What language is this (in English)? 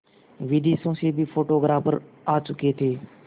Hindi